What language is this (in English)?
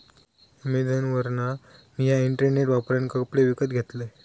Marathi